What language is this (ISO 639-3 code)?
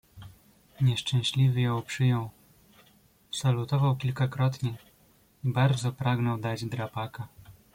pol